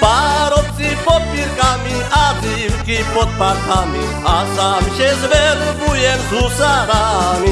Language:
Slovak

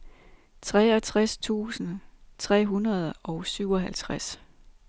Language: Danish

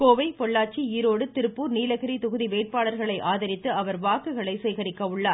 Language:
Tamil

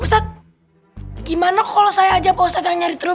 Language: Indonesian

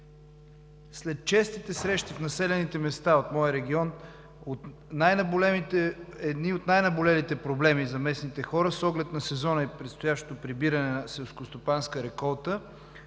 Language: Bulgarian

